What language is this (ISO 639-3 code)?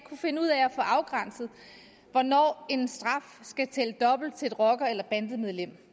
dan